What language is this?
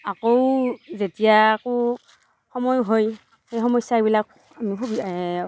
Assamese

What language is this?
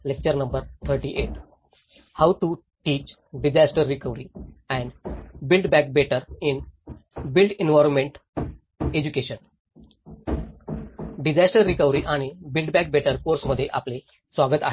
Marathi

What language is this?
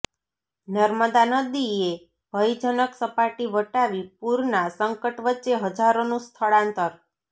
Gujarati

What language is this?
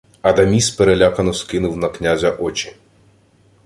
Ukrainian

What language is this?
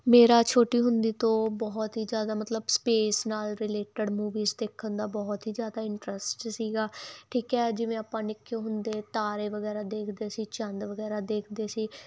Punjabi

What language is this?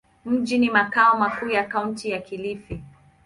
Swahili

